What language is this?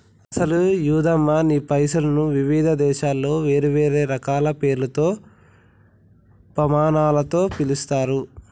Telugu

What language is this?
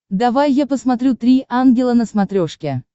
Russian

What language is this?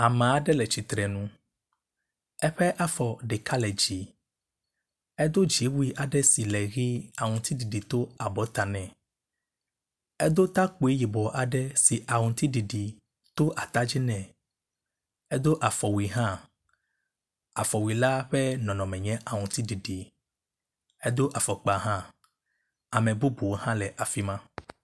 Ewe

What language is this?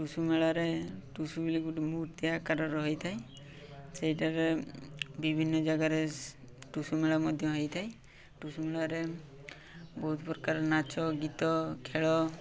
Odia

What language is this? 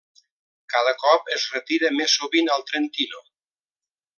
Catalan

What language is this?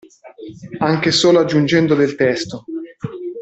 Italian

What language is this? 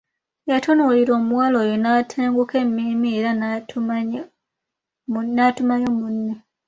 Ganda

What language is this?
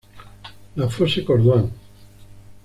Spanish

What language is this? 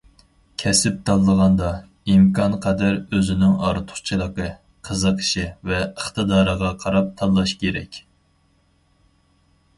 Uyghur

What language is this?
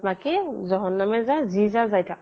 Assamese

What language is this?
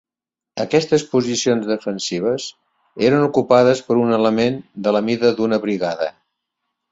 Catalan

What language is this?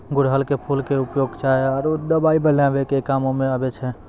Maithili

